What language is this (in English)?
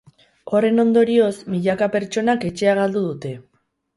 Basque